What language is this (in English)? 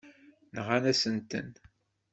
Kabyle